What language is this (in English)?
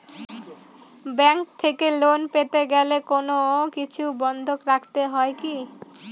Bangla